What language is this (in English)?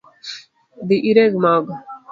Luo (Kenya and Tanzania)